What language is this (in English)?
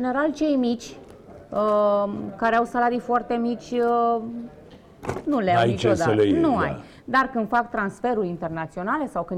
Romanian